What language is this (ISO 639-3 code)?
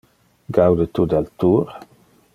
ina